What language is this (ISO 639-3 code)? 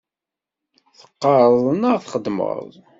kab